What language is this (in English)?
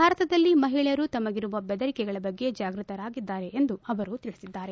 Kannada